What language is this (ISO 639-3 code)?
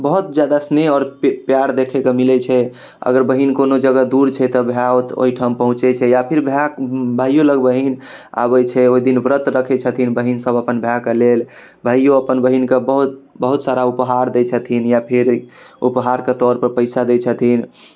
mai